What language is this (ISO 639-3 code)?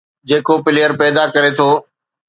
snd